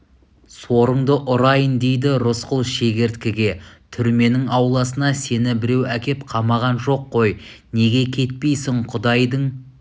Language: Kazakh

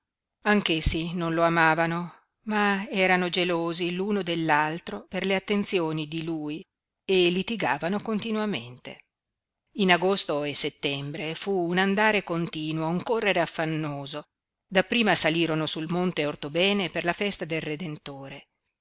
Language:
Italian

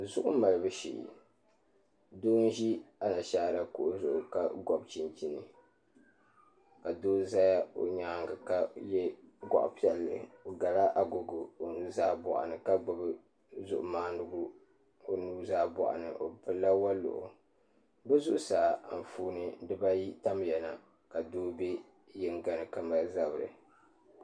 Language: Dagbani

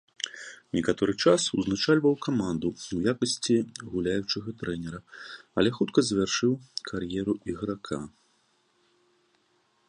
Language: Belarusian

